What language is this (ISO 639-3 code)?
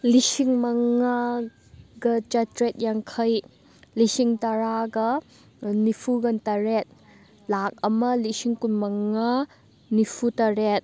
mni